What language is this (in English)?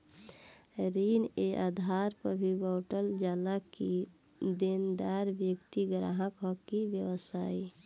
Bhojpuri